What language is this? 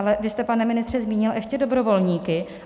Czech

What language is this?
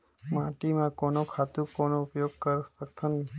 Chhattisgarhi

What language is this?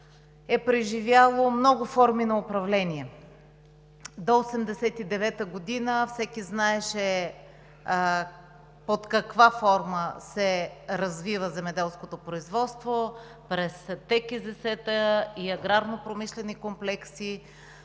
Bulgarian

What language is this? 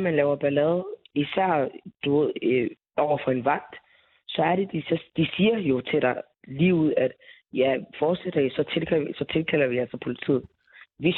Danish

